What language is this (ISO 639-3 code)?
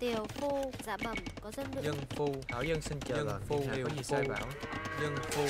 vie